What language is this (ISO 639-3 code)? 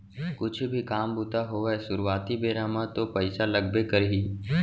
hne